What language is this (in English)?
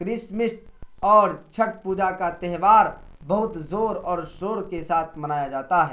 Urdu